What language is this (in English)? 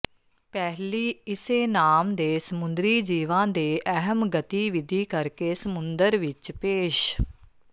Punjabi